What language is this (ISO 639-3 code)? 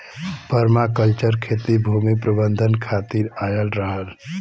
bho